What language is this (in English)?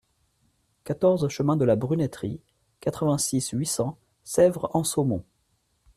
French